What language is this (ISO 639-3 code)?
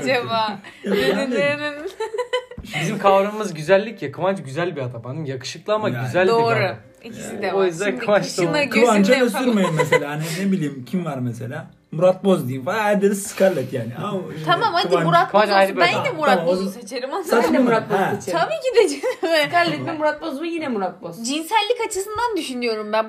tur